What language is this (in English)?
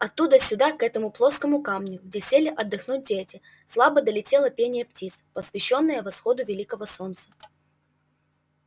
Russian